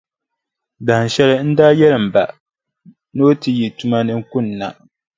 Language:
Dagbani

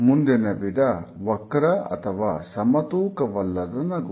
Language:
Kannada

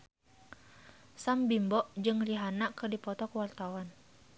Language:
Sundanese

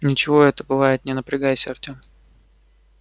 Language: Russian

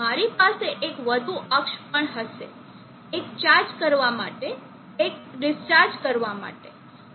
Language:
Gujarati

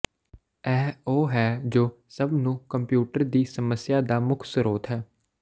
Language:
Punjabi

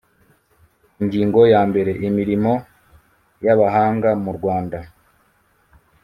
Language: Kinyarwanda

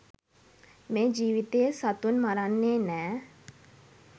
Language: Sinhala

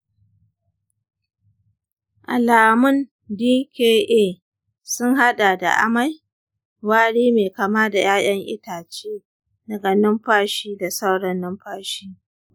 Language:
Hausa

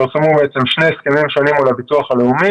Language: Hebrew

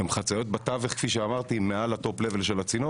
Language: Hebrew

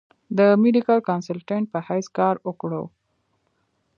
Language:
Pashto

